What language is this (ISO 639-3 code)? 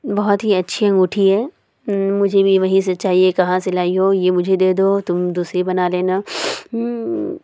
urd